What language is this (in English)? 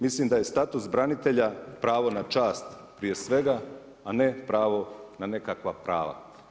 Croatian